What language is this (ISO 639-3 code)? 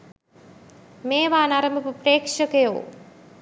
sin